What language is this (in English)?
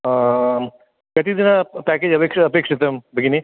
Sanskrit